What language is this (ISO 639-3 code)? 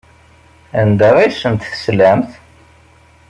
kab